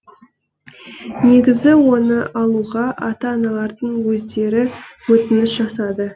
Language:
Kazakh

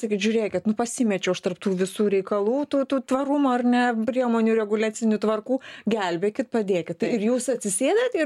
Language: Lithuanian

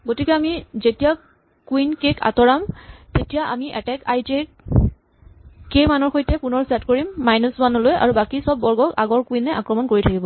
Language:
Assamese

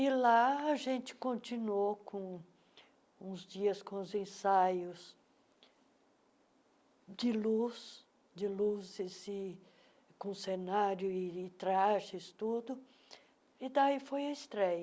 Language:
Portuguese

